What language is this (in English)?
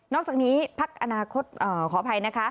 Thai